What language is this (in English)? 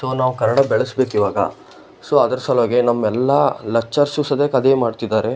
Kannada